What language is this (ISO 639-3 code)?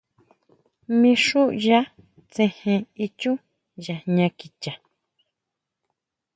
mau